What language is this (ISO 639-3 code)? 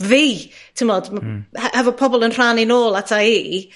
cym